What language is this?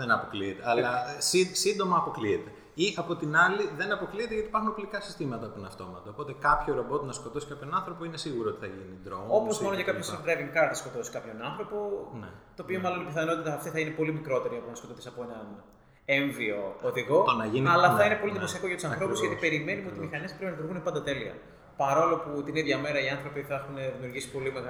Greek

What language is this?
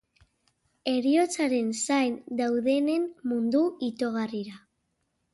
Basque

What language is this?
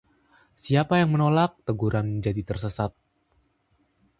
Indonesian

